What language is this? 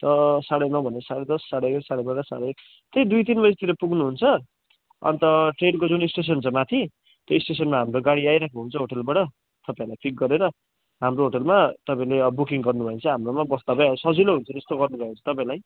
Nepali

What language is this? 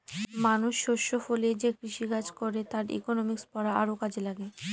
Bangla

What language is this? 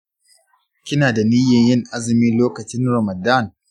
Hausa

